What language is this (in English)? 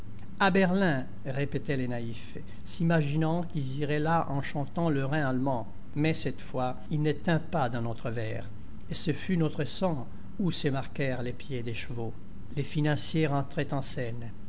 French